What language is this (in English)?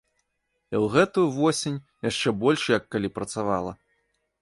Belarusian